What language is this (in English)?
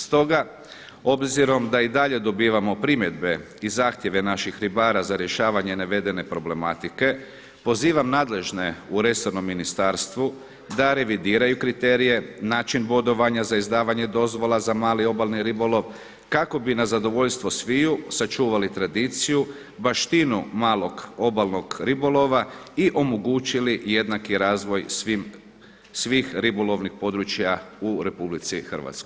Croatian